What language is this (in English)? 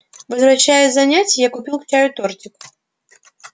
Russian